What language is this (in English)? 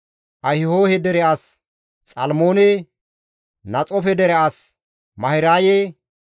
Gamo